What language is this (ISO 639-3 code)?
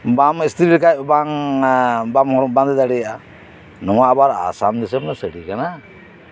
sat